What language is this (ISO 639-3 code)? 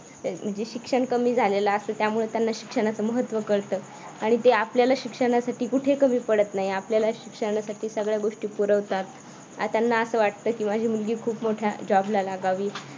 mar